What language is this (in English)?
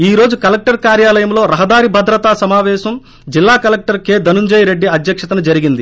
Telugu